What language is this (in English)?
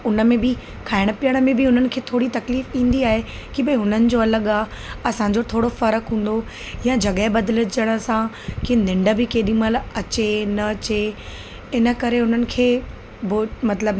Sindhi